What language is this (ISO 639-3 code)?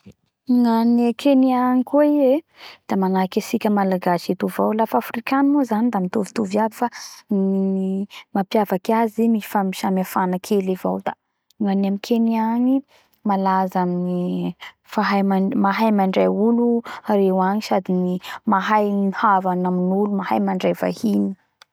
bhr